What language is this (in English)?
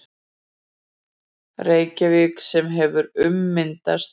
Icelandic